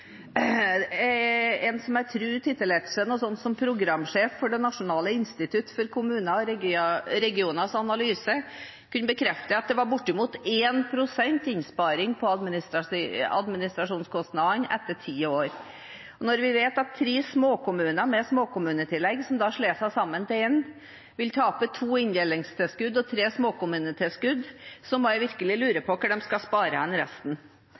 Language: Norwegian Bokmål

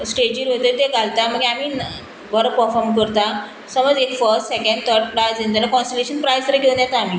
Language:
Konkani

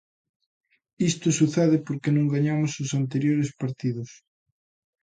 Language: Galician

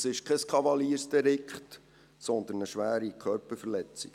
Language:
Swiss German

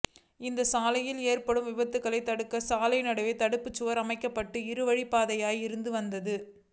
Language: Tamil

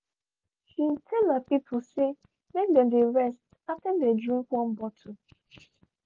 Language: Nigerian Pidgin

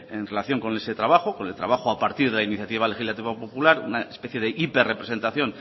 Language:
Spanish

